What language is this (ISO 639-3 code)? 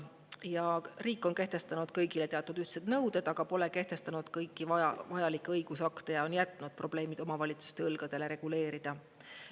est